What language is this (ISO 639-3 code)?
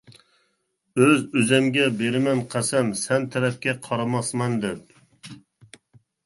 uig